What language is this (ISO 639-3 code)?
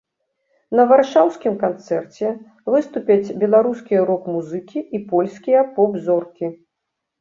bel